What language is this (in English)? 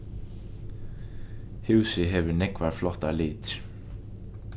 Faroese